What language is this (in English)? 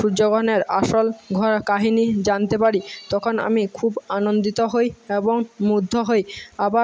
Bangla